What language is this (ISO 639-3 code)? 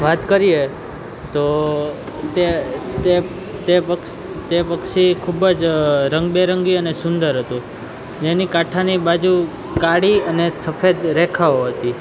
guj